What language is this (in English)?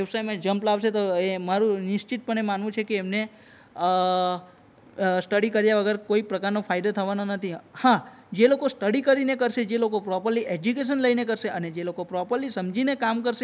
Gujarati